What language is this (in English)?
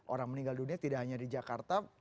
Indonesian